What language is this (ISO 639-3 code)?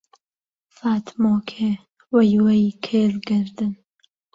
ckb